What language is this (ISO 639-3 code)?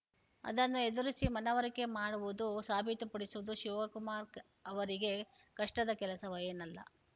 kan